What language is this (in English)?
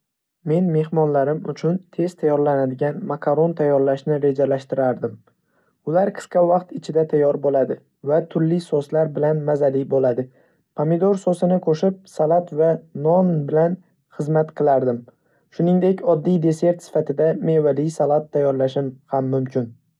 Uzbek